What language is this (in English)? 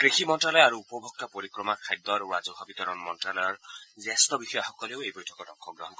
Assamese